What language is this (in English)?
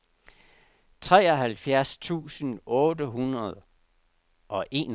Danish